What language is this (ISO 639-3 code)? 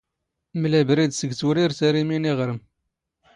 zgh